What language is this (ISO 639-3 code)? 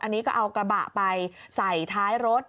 tha